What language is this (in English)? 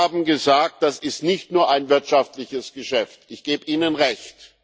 German